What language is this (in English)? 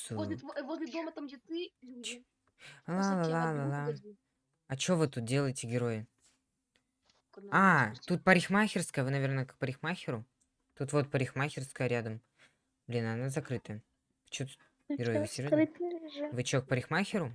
Russian